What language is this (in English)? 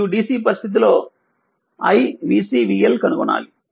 Telugu